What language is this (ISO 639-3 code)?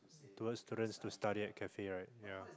eng